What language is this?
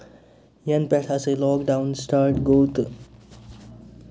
Kashmiri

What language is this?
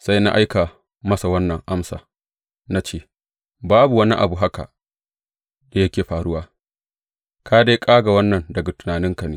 Hausa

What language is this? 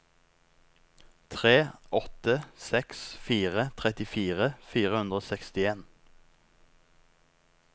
Norwegian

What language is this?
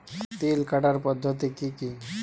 Bangla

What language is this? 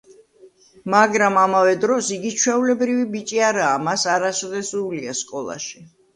Georgian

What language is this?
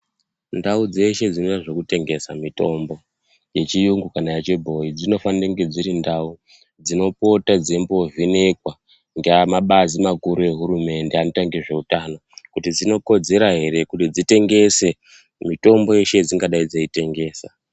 Ndau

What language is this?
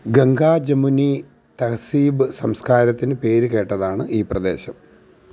Malayalam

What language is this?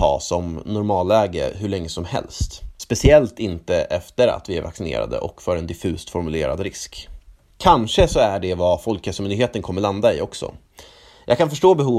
Swedish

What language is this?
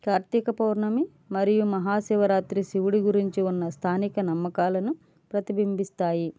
Telugu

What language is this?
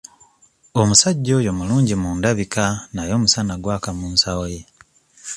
Ganda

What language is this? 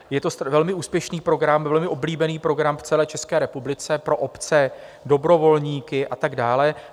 Czech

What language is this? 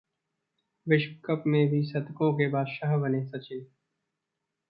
Hindi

